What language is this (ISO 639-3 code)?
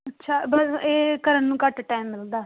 pan